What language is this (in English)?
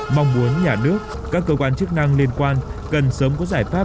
Vietnamese